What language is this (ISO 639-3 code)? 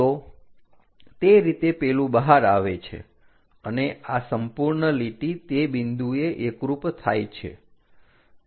guj